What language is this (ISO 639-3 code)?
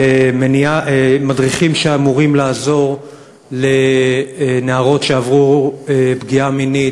heb